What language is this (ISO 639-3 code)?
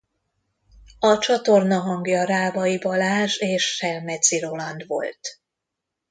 hun